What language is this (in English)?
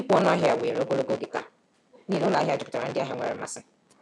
Igbo